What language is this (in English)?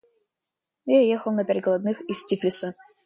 Russian